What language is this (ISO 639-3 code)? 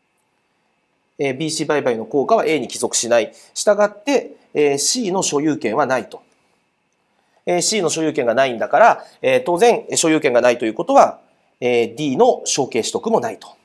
jpn